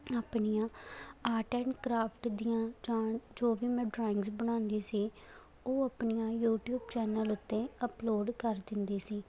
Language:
Punjabi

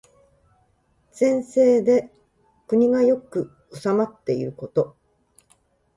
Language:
Japanese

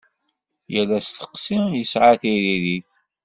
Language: Kabyle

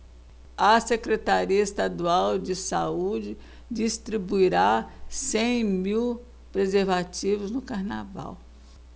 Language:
Portuguese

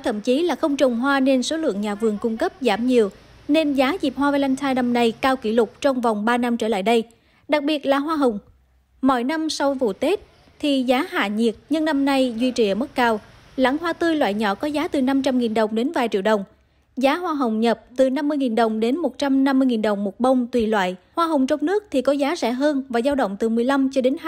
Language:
Vietnamese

